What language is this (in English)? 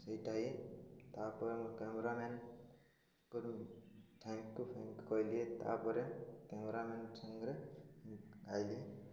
Odia